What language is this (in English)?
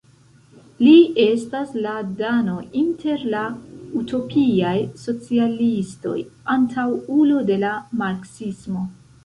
Esperanto